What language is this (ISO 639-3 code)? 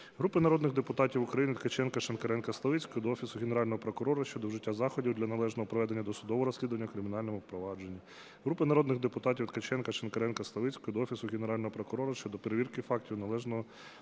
ukr